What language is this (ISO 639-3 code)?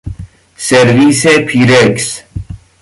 fas